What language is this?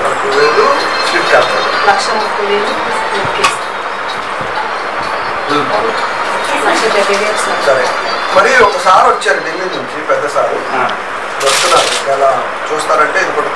Romanian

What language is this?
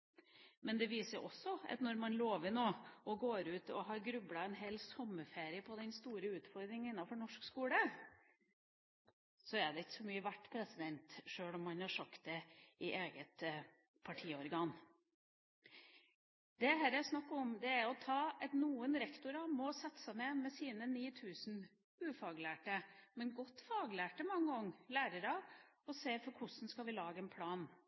Norwegian Bokmål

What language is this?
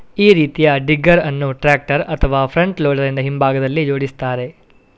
Kannada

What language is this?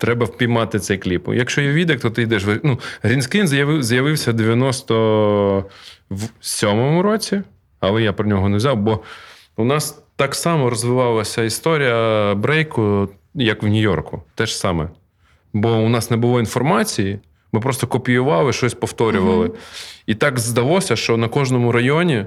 Ukrainian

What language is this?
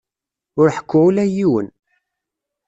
Kabyle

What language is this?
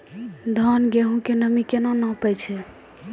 Maithili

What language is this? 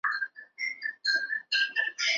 Chinese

